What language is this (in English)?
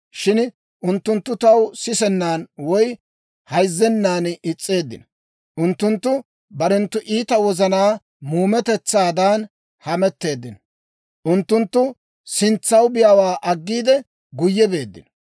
Dawro